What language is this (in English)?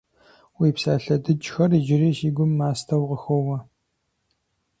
Kabardian